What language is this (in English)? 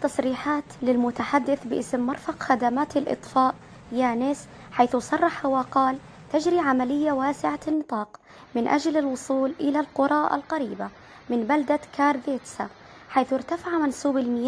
Arabic